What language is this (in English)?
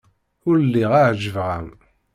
Kabyle